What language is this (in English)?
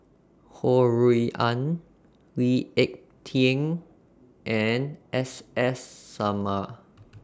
English